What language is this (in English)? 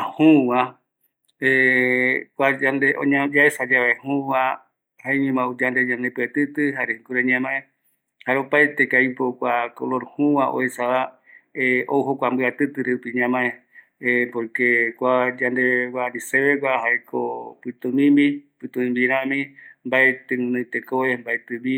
Eastern Bolivian Guaraní